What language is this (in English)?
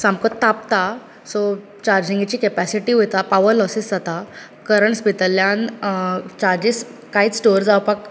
Konkani